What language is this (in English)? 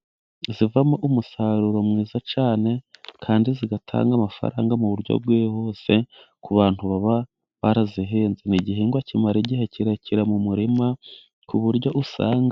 Kinyarwanda